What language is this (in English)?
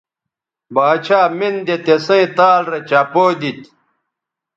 Bateri